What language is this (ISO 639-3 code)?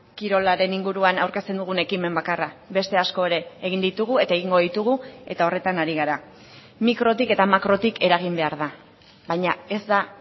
eus